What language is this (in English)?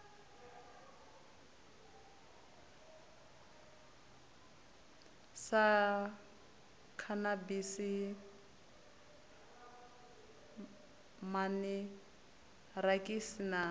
Venda